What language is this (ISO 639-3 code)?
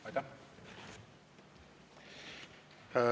est